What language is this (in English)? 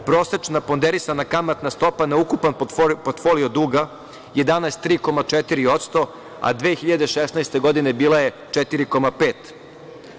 Serbian